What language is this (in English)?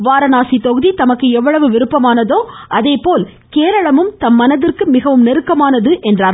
Tamil